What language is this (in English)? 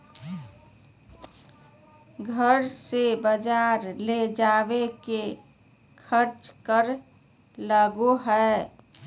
Magahi